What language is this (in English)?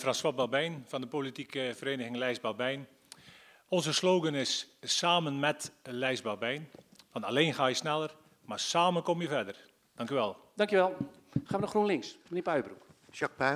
Dutch